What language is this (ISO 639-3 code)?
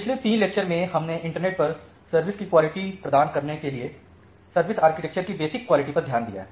hin